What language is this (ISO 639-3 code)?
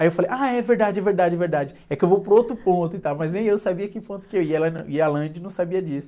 por